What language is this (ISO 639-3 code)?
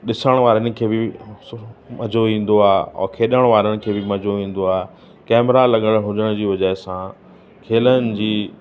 snd